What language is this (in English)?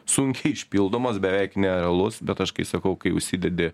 Lithuanian